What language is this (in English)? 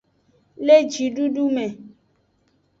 Aja (Benin)